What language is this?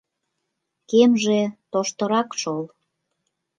Mari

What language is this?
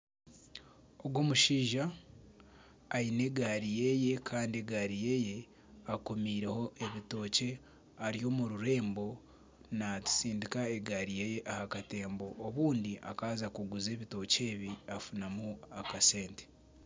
Nyankole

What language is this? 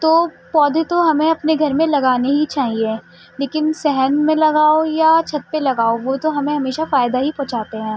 Urdu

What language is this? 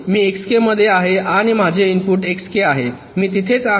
Marathi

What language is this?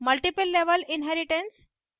Hindi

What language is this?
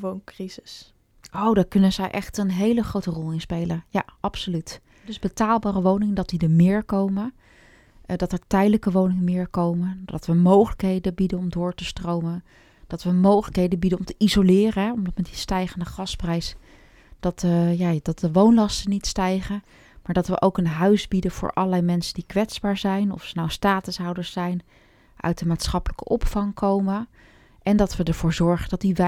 Dutch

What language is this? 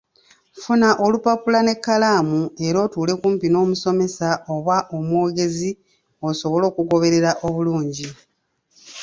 Ganda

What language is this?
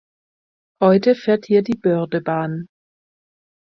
German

